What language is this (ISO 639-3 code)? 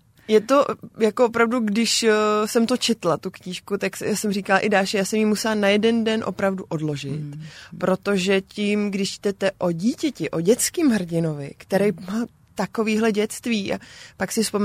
ces